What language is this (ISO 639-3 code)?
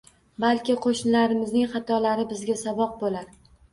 uzb